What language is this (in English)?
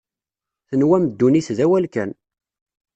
Kabyle